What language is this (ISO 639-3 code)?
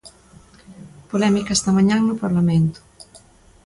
glg